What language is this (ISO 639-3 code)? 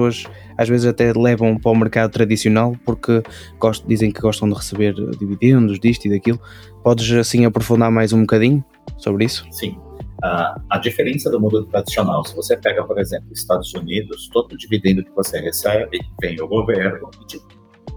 por